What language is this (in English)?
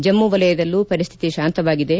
Kannada